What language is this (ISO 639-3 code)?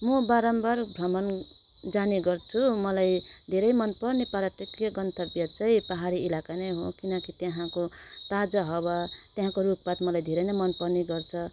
nep